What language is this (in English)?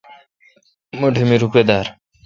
Kalkoti